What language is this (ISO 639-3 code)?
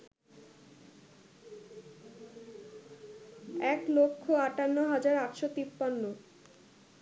ben